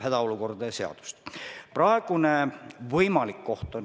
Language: Estonian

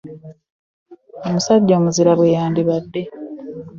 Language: Ganda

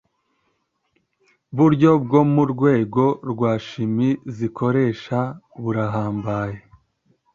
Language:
Kinyarwanda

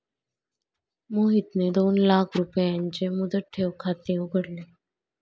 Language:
Marathi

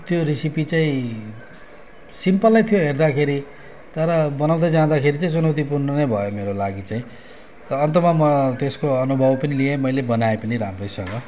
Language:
Nepali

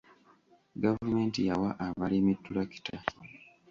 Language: Ganda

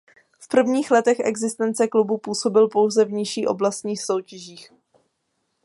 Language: Czech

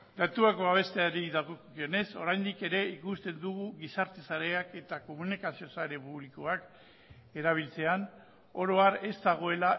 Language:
Basque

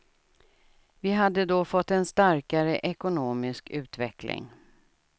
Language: Swedish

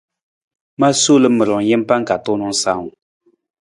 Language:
Nawdm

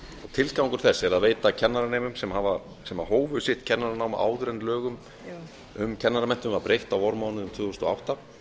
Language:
Icelandic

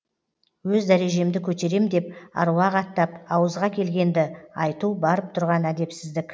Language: Kazakh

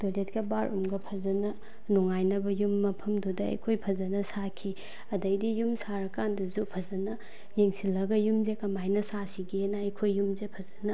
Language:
Manipuri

